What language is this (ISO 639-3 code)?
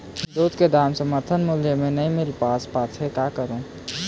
hne